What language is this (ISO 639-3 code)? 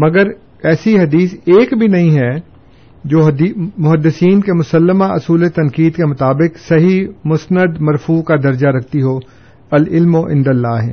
urd